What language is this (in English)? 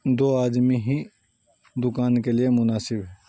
Urdu